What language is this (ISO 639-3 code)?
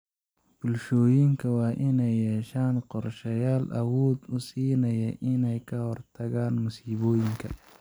som